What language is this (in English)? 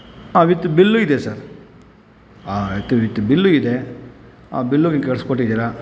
Kannada